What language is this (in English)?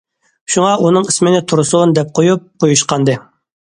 Uyghur